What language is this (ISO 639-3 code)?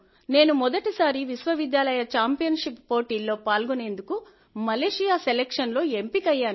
tel